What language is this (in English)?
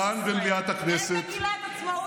Hebrew